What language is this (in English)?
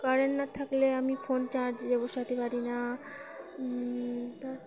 Bangla